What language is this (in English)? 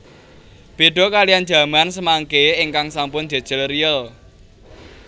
Javanese